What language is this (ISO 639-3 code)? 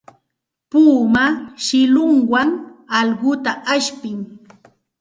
qxt